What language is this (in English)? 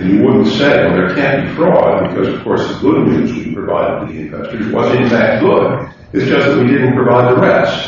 English